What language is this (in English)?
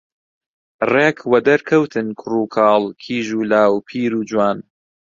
Central Kurdish